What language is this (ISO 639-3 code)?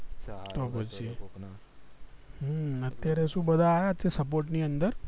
guj